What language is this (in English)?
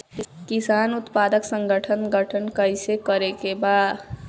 Bhojpuri